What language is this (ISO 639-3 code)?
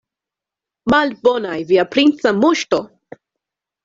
epo